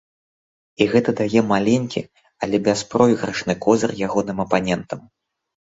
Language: Belarusian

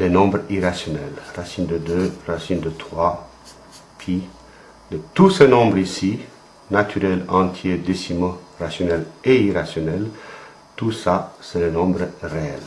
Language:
French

